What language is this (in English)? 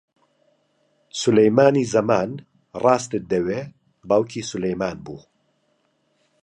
Central Kurdish